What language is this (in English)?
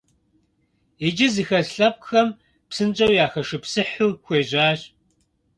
Kabardian